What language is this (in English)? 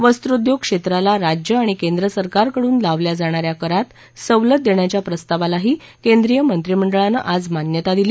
Marathi